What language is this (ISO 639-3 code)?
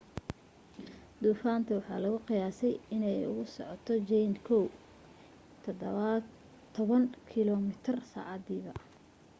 som